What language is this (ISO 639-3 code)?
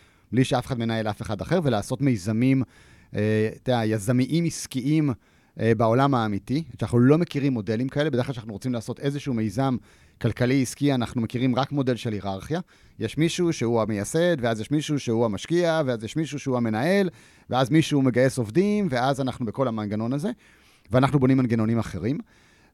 heb